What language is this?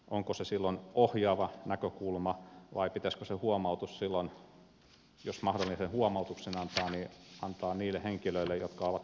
Finnish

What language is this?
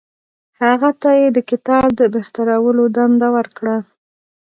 Pashto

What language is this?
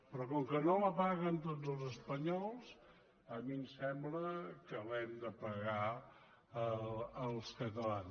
Catalan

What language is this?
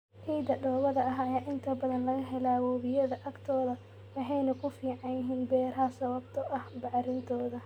Somali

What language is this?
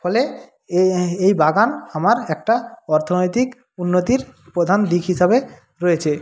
Bangla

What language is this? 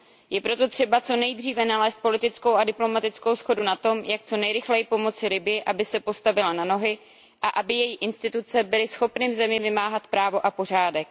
Czech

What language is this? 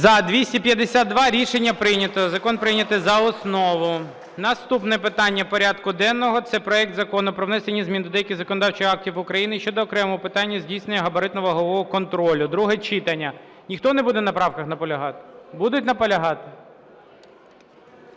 Ukrainian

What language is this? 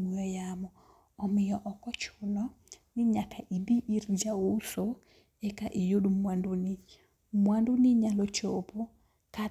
Luo (Kenya and Tanzania)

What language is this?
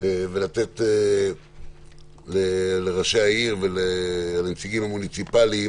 Hebrew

